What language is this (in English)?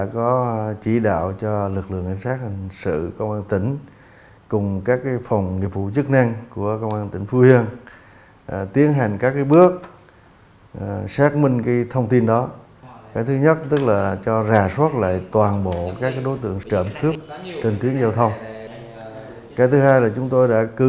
Vietnamese